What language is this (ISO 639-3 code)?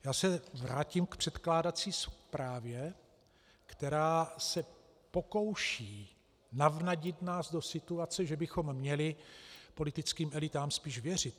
ces